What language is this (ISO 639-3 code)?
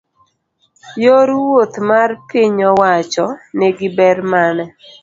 luo